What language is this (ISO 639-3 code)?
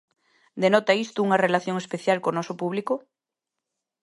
glg